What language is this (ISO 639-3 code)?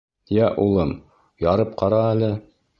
bak